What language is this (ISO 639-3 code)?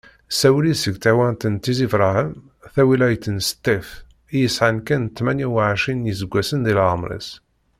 kab